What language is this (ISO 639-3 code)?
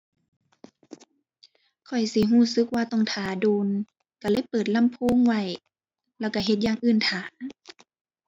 tha